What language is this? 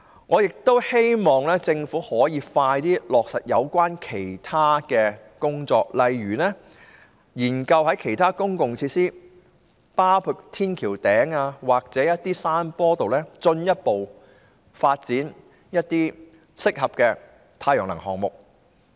Cantonese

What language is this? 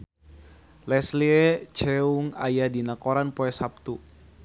Sundanese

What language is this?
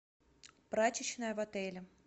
Russian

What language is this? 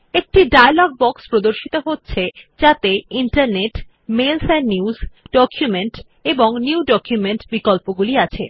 Bangla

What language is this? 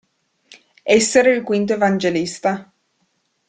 Italian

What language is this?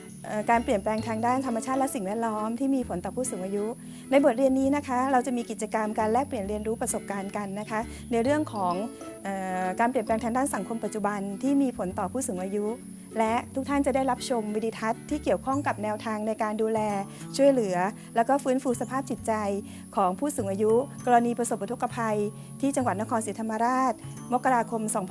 Thai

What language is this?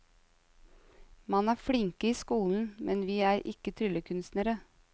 Norwegian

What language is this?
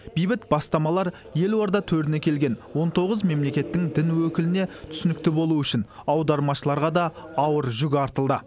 Kazakh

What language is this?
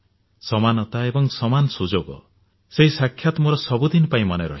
Odia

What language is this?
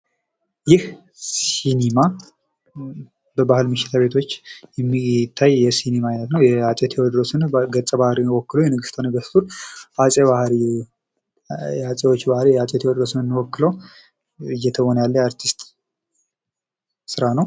Amharic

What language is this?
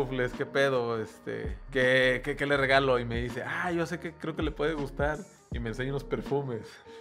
Spanish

